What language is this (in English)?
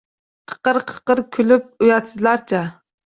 Uzbek